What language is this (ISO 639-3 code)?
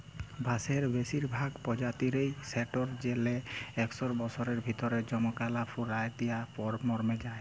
ben